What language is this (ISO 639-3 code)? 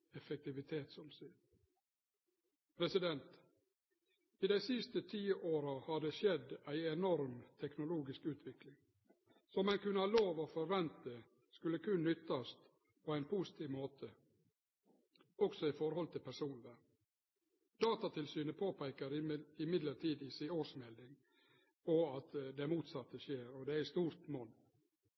nno